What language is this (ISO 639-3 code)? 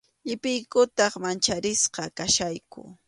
qxu